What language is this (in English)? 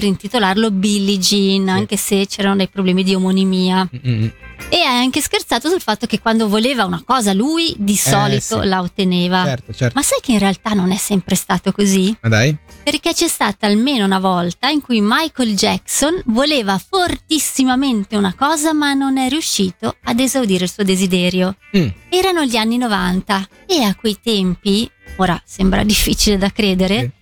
Italian